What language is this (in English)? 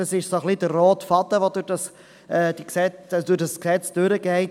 Swiss German